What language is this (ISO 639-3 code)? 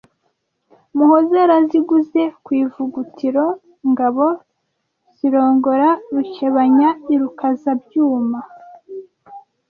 kin